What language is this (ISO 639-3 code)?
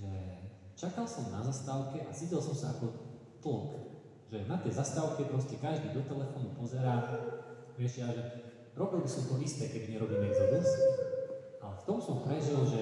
slk